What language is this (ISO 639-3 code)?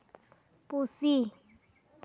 sat